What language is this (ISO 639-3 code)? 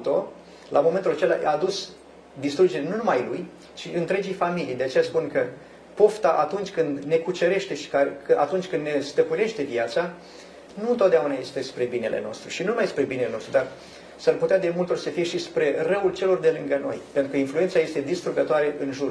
ron